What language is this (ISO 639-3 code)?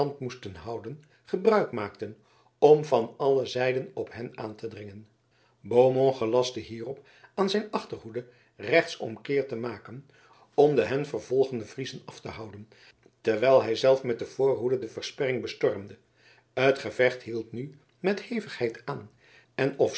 nld